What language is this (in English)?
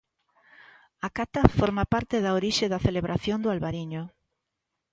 Galician